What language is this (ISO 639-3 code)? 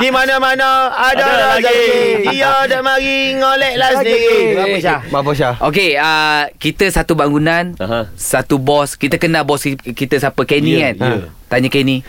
msa